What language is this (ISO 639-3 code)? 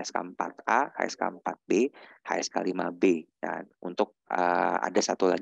ind